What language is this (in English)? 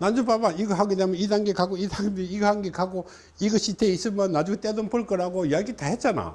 Korean